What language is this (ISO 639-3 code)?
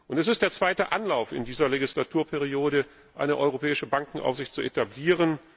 deu